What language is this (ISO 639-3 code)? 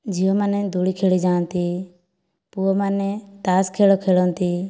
ori